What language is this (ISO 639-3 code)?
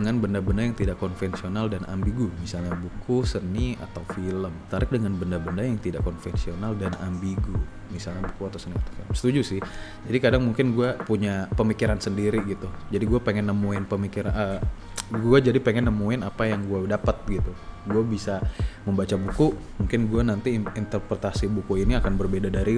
ind